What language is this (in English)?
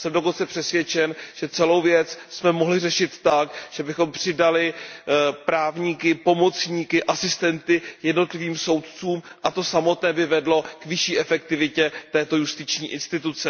Czech